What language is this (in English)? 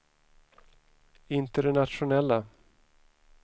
Swedish